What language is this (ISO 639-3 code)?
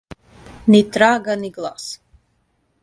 srp